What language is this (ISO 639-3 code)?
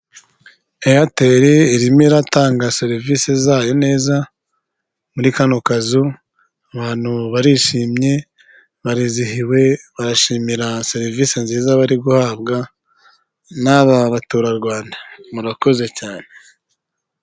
kin